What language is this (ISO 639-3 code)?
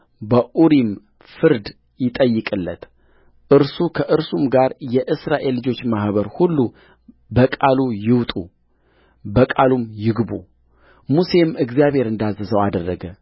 amh